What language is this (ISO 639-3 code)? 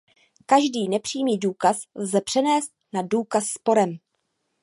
ces